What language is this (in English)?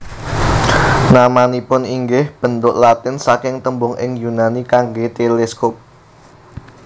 Javanese